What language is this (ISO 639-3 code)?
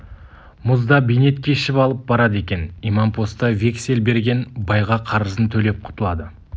kaz